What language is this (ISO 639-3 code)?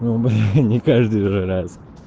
rus